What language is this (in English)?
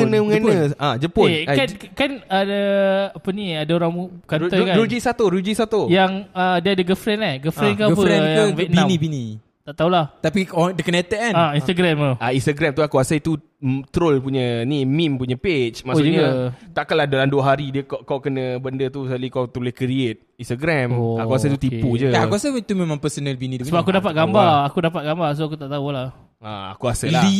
Malay